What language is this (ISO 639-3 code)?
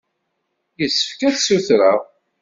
kab